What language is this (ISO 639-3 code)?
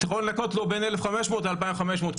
heb